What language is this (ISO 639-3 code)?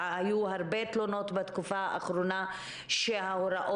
heb